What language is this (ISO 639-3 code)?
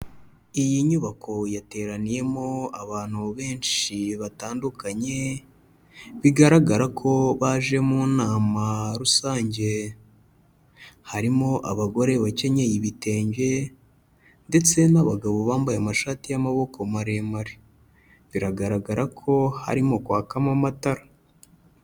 kin